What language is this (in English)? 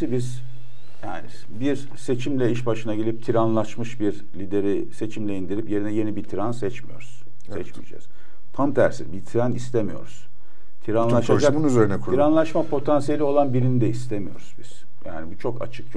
Turkish